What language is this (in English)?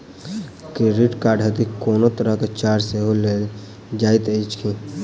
Maithili